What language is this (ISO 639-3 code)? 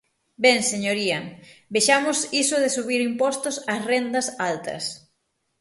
glg